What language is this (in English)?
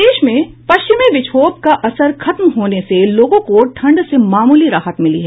Hindi